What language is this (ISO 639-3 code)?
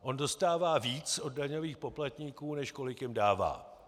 ces